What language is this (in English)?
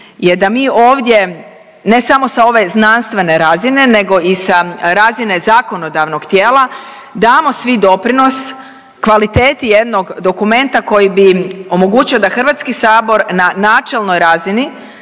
Croatian